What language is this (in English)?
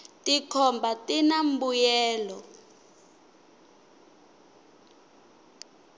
Tsonga